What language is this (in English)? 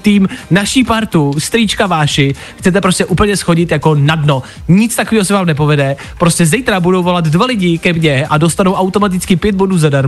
Czech